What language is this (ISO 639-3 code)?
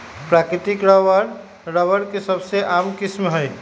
mag